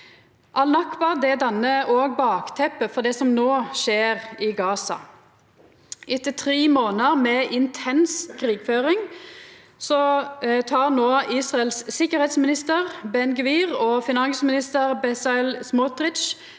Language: Norwegian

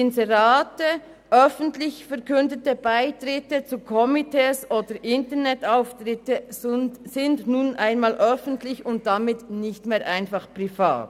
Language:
Swiss German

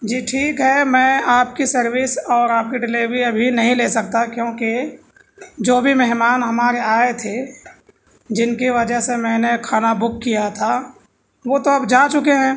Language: Urdu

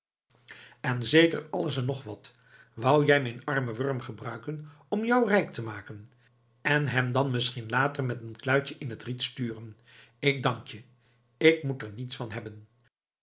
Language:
Dutch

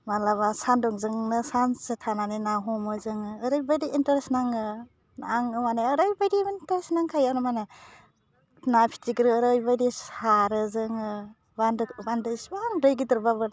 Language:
Bodo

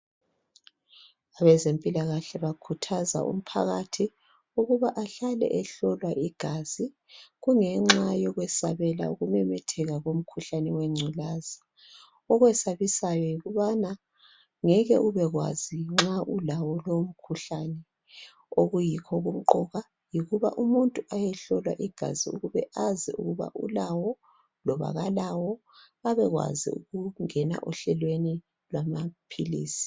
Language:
North Ndebele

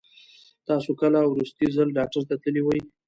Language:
Pashto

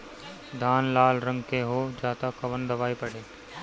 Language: Bhojpuri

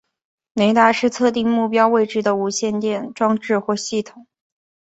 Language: Chinese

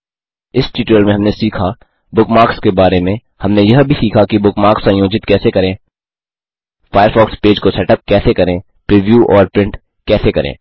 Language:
Hindi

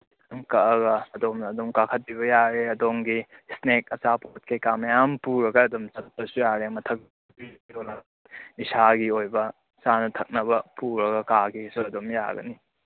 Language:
Manipuri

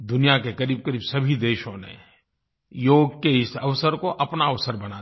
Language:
Hindi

